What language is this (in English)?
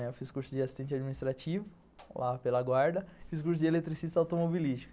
Portuguese